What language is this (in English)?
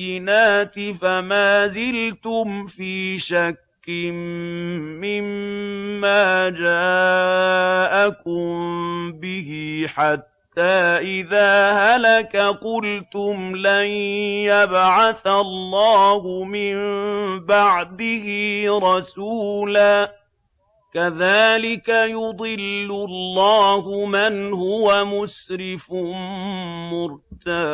Arabic